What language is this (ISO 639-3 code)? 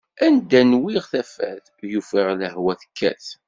kab